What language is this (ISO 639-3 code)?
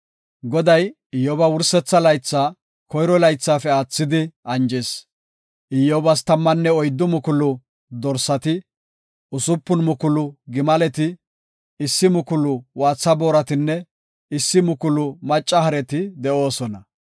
gof